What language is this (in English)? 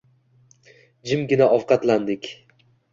Uzbek